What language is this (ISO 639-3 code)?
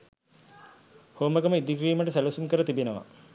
sin